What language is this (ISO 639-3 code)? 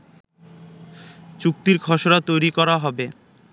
ben